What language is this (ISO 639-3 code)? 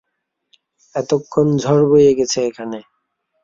ben